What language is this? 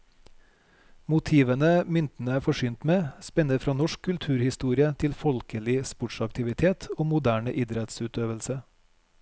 Norwegian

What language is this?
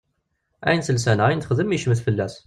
Kabyle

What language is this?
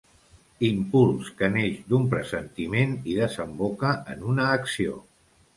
Catalan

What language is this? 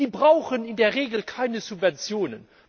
German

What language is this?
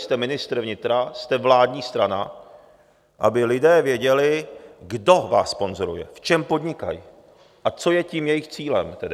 Czech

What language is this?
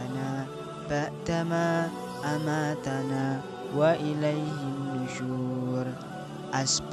Indonesian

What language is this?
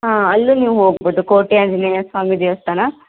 Kannada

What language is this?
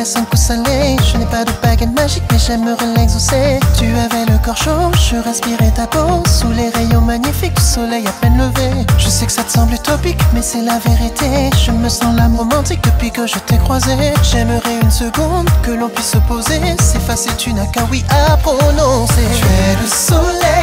French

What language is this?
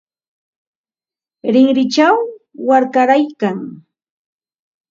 Ambo-Pasco Quechua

